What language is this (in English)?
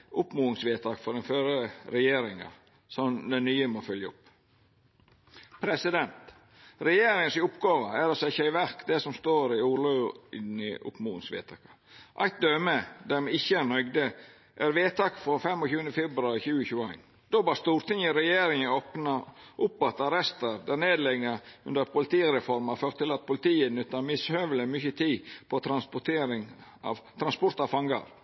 Norwegian Nynorsk